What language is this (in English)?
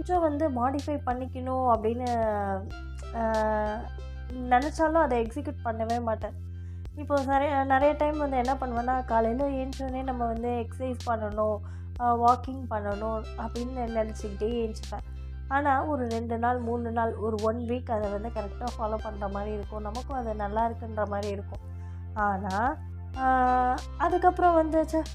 Tamil